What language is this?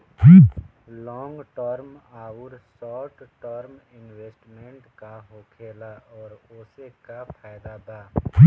Bhojpuri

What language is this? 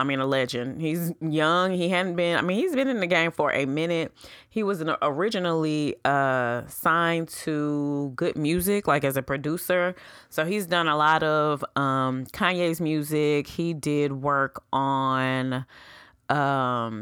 English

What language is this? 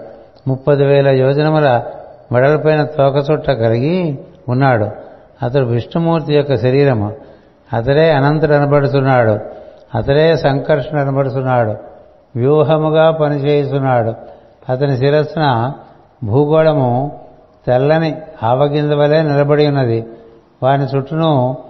Telugu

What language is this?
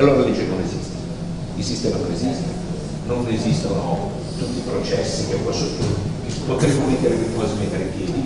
Italian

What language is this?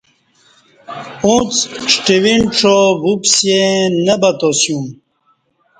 Kati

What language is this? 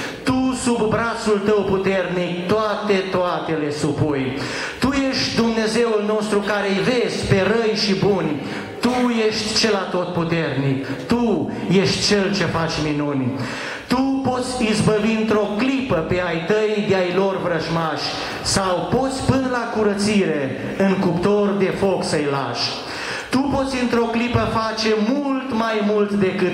Romanian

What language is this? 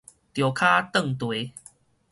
Min Nan Chinese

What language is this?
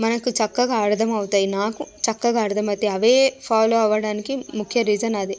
Telugu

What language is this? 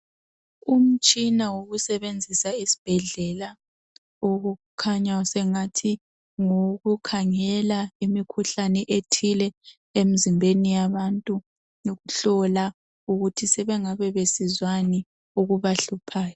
North Ndebele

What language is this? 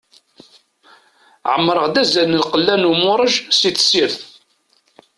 Kabyle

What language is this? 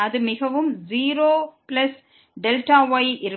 Tamil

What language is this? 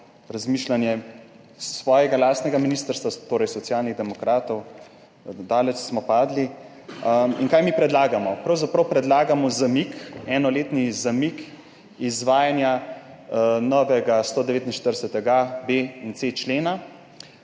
Slovenian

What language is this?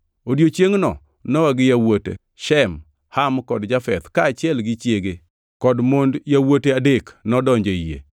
Luo (Kenya and Tanzania)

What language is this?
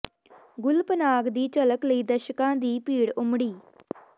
Punjabi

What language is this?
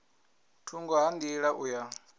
Venda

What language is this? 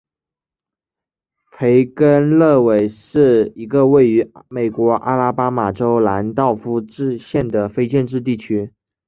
Chinese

